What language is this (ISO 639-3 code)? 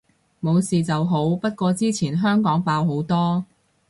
yue